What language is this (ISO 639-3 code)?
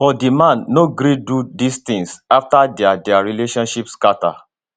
pcm